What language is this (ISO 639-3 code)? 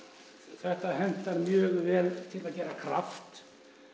isl